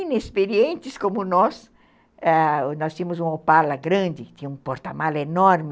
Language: Portuguese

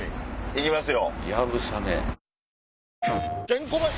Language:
Japanese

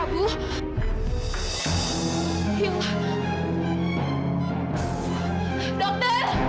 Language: Indonesian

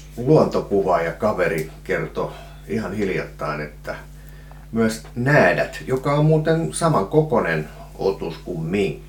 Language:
Finnish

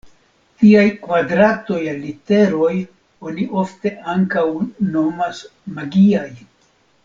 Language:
Esperanto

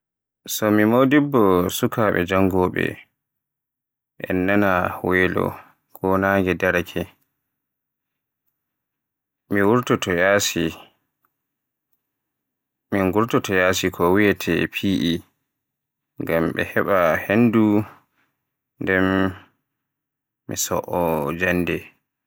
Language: Borgu Fulfulde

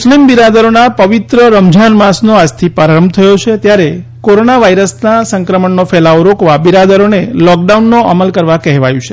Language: Gujarati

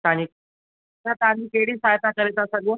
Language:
Sindhi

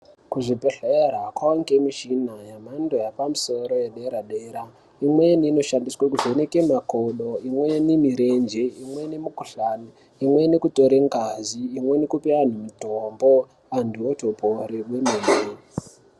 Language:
Ndau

